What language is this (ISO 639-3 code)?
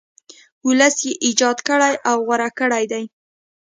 pus